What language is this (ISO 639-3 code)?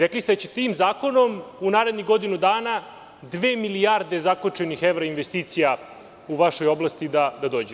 srp